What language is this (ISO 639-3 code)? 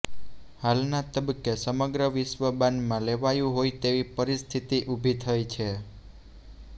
guj